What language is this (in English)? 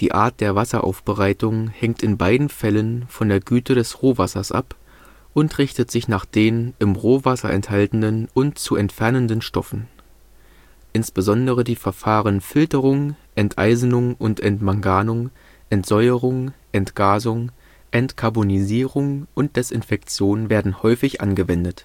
German